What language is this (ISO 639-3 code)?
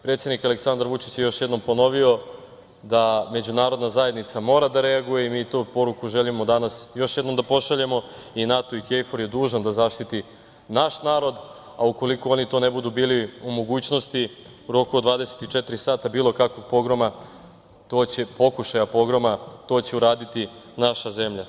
srp